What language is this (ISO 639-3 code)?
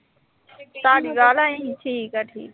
pan